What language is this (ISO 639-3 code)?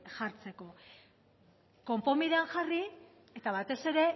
eus